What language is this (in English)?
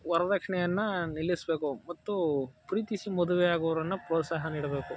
Kannada